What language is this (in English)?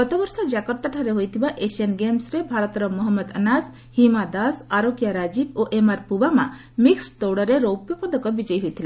Odia